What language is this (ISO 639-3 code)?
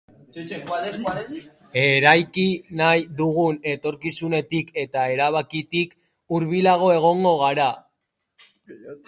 eus